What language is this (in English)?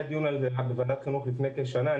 Hebrew